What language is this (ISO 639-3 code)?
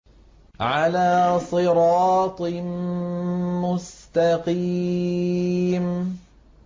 ara